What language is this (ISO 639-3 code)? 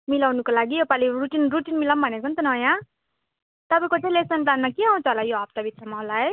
nep